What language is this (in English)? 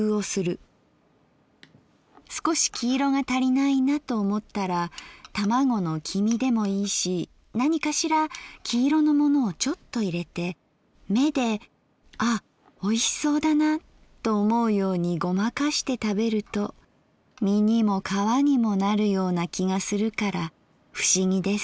Japanese